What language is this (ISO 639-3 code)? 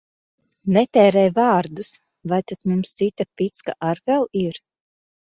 lav